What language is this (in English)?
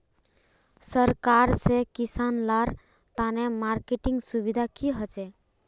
Magahi